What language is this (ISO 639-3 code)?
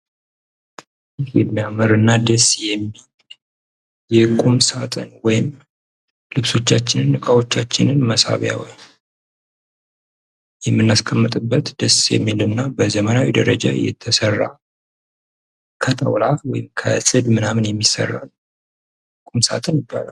amh